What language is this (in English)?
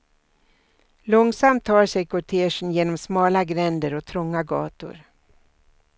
Swedish